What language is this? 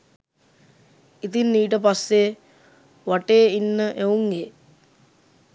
Sinhala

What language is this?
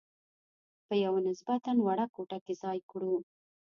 Pashto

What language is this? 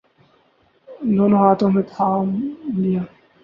Urdu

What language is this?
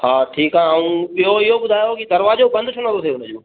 Sindhi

